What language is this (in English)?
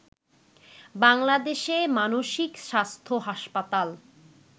Bangla